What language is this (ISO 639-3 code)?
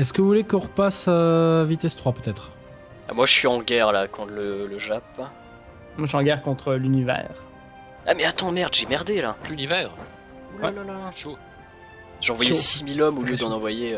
fra